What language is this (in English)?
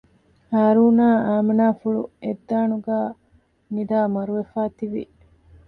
Divehi